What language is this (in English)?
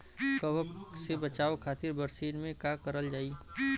Bhojpuri